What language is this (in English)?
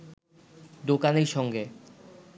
Bangla